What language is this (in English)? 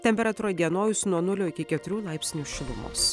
Lithuanian